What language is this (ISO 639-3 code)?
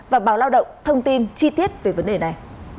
vie